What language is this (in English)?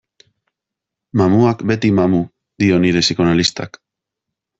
Basque